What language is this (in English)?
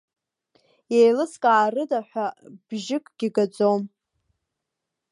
Abkhazian